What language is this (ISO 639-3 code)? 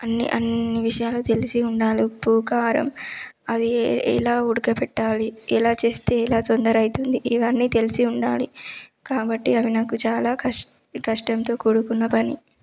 tel